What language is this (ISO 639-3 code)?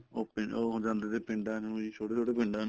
pan